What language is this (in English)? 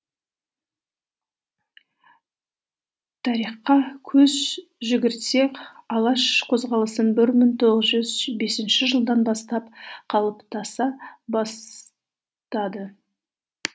Kazakh